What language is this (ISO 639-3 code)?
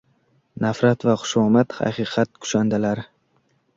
uzb